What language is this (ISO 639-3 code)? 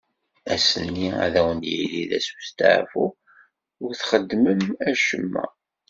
kab